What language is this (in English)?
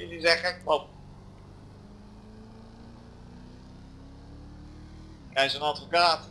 Dutch